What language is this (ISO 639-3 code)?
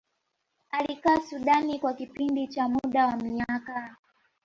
swa